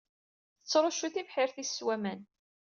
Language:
Kabyle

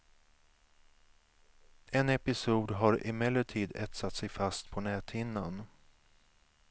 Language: Swedish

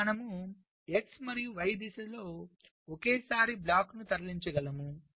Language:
Telugu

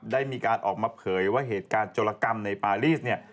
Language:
Thai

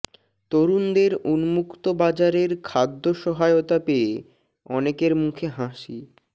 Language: Bangla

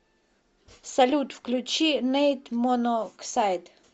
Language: Russian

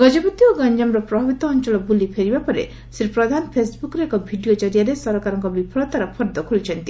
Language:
Odia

